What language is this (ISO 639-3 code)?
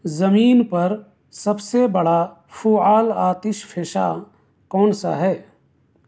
urd